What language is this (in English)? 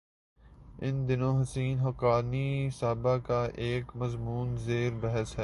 Urdu